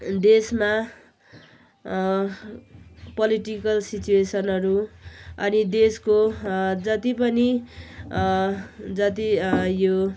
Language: Nepali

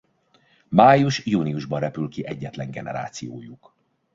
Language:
Hungarian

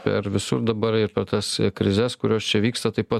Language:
Lithuanian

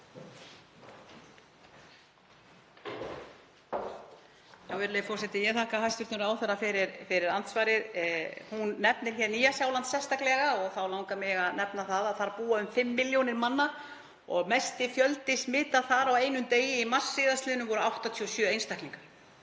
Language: Icelandic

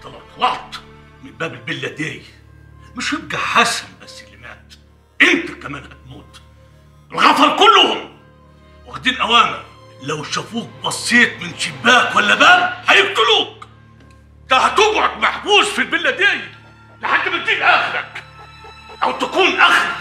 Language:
Arabic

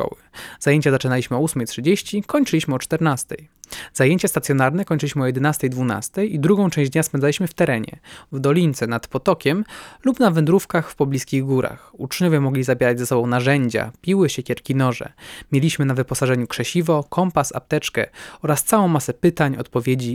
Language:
Polish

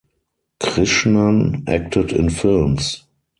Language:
English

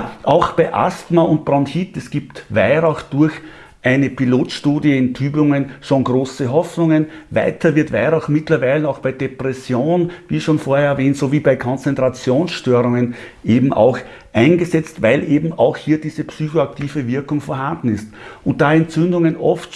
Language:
German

